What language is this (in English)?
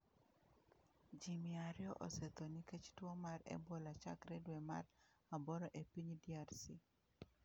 Luo (Kenya and Tanzania)